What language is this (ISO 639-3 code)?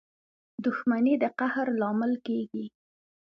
pus